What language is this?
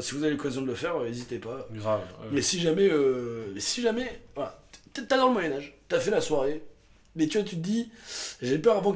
French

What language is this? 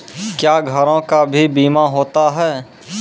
Maithili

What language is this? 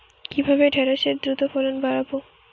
Bangla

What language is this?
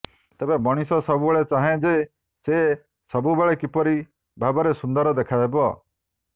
Odia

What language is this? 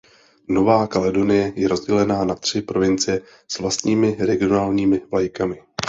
Czech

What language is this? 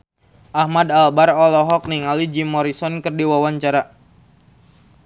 Sundanese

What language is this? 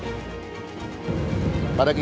Indonesian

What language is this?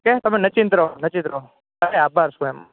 Gujarati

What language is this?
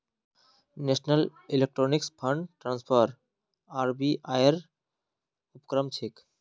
Magahi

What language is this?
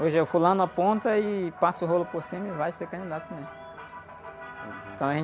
Portuguese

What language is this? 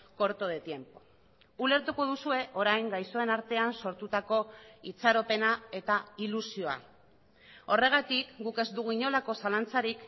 Basque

